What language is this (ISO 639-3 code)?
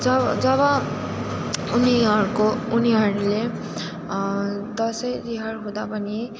nep